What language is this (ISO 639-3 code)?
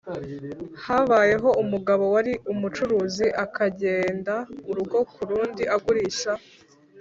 kin